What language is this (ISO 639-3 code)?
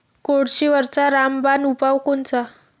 mar